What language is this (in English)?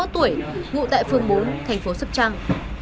Vietnamese